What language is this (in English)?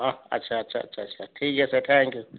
Assamese